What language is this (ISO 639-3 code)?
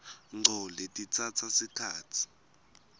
ssw